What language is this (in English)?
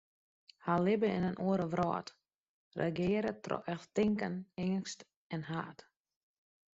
Western Frisian